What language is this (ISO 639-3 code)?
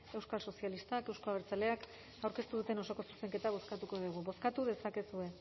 eus